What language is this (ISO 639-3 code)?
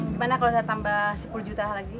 ind